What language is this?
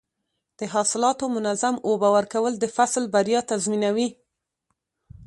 Pashto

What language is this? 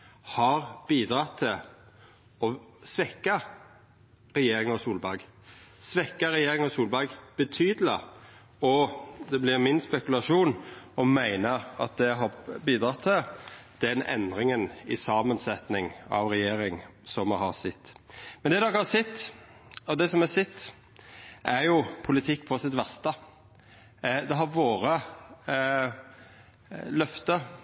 Norwegian Nynorsk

